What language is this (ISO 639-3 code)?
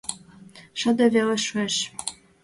chm